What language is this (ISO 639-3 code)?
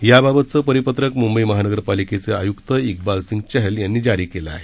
mar